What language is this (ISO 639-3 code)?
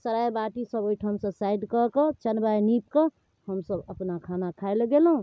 mai